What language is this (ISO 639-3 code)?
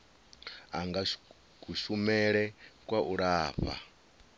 ven